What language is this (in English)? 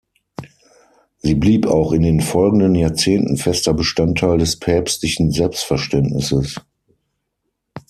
German